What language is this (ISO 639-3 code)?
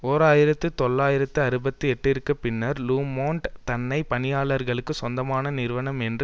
tam